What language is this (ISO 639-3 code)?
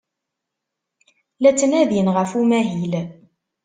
kab